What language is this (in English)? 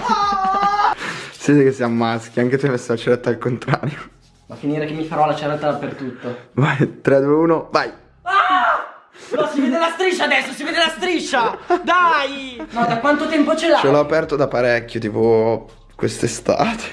Italian